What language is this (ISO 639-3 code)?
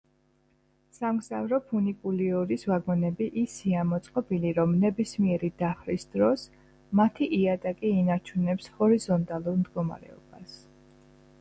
kat